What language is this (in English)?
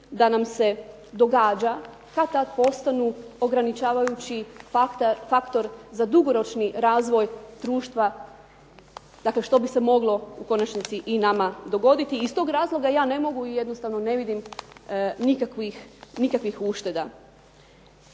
Croatian